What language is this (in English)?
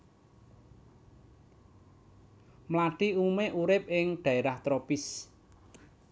Javanese